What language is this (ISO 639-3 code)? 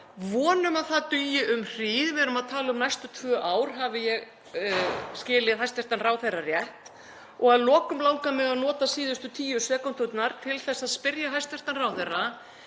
isl